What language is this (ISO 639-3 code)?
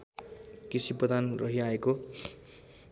nep